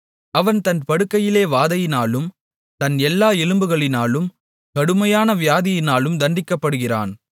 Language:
Tamil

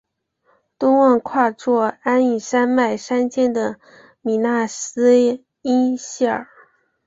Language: Chinese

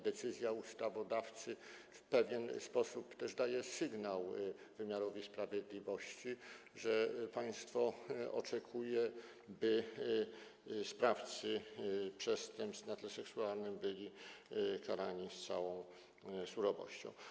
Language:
Polish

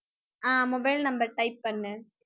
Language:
Tamil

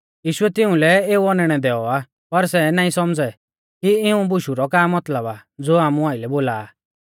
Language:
Mahasu Pahari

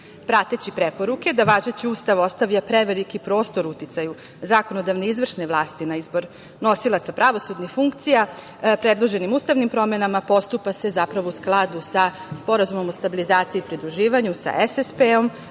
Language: Serbian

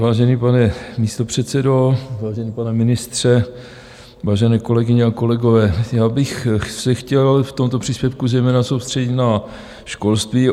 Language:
Czech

